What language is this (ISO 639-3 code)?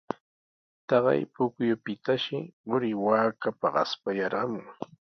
qws